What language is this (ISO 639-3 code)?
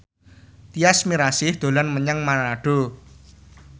jav